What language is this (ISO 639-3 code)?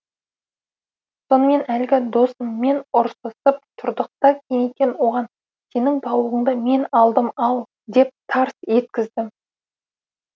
kaz